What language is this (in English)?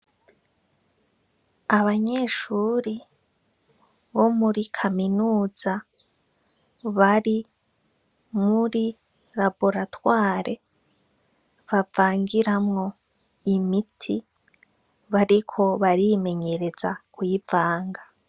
Rundi